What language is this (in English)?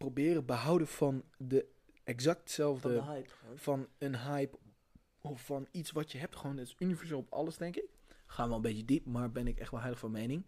Dutch